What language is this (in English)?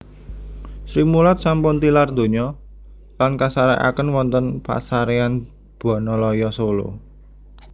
Javanese